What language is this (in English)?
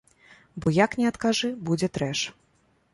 Belarusian